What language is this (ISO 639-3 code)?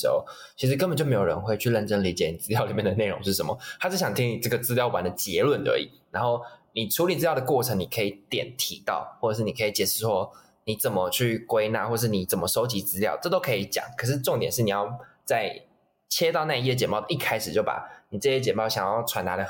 zho